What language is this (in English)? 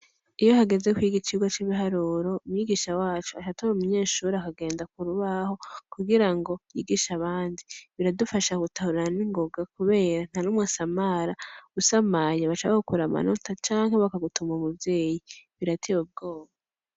Rundi